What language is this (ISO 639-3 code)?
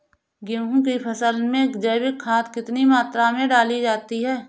hin